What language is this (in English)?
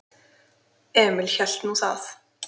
Icelandic